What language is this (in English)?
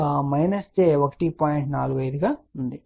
Telugu